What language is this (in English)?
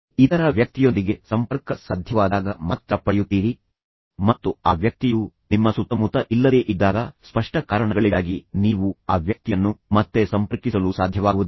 Kannada